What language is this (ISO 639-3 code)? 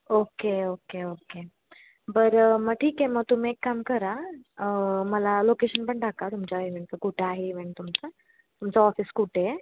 mar